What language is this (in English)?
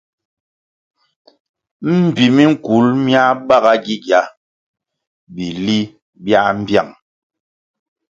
Kwasio